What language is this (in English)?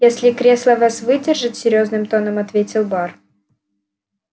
Russian